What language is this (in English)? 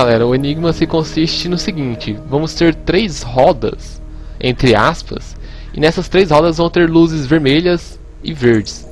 Portuguese